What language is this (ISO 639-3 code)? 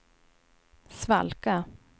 swe